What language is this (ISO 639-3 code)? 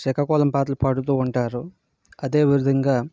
tel